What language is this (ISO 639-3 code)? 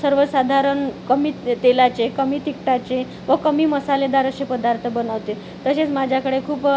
mar